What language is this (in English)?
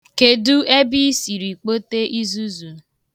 Igbo